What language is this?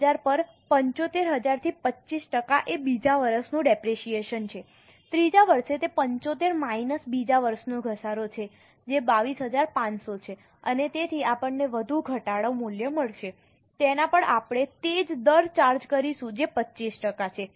Gujarati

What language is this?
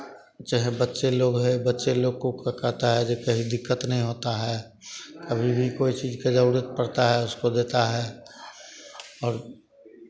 Hindi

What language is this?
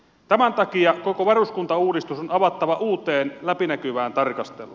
Finnish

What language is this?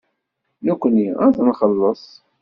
Kabyle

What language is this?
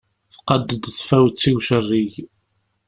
Kabyle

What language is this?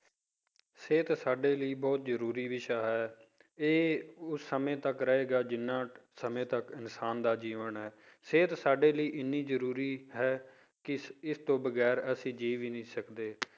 Punjabi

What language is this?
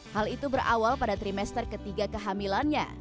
Indonesian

